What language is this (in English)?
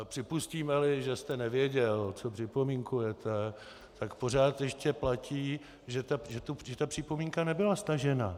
Czech